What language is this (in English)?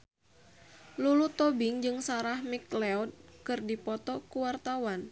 Sundanese